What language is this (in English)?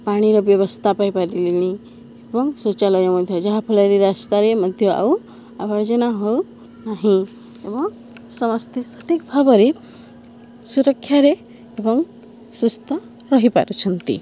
Odia